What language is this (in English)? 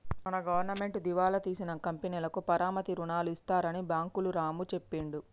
Telugu